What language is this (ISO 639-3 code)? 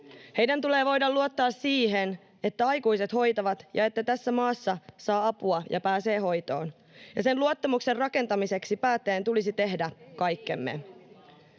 fin